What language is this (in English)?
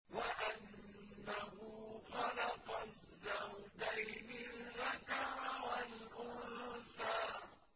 Arabic